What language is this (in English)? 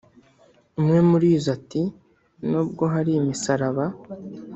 Kinyarwanda